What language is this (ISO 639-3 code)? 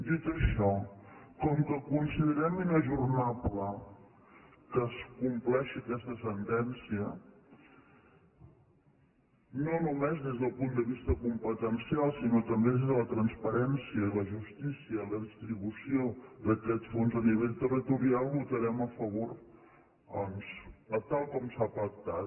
cat